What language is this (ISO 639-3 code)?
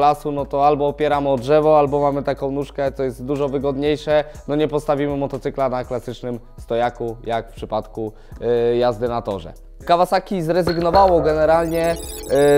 pol